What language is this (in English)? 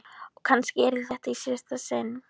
Icelandic